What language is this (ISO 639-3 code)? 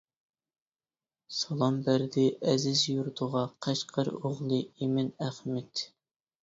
uig